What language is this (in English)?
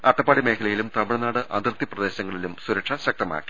Malayalam